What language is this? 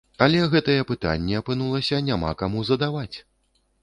Belarusian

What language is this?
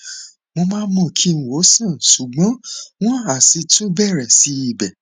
Yoruba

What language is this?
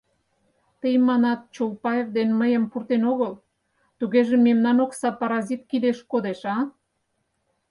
Mari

